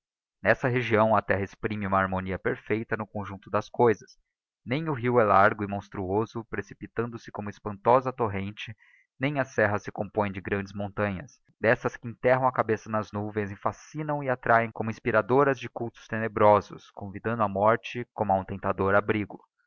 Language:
Portuguese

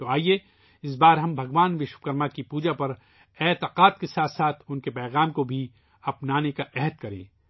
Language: Urdu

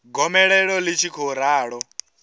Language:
Venda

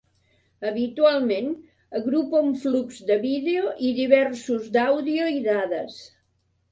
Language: Catalan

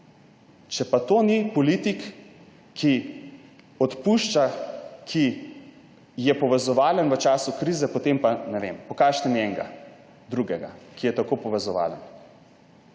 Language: Slovenian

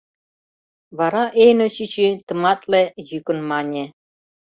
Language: Mari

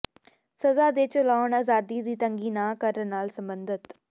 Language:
Punjabi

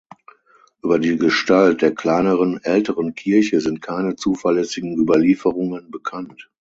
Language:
German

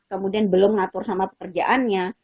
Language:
Indonesian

